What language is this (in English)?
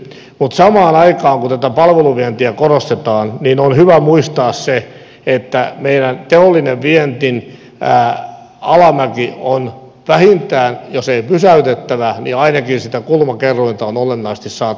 Finnish